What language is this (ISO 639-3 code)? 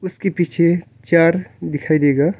hin